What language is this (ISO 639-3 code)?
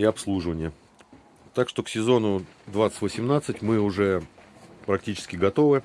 rus